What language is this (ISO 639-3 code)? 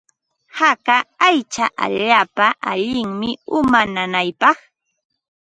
qva